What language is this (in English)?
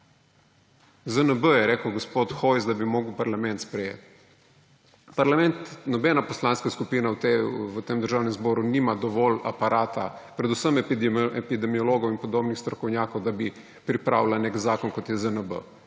Slovenian